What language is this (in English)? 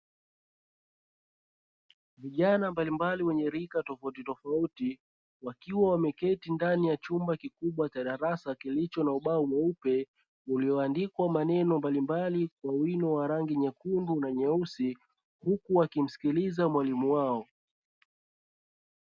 Swahili